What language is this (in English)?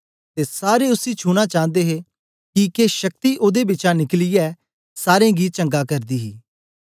Dogri